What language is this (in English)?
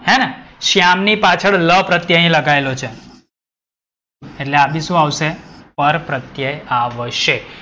Gujarati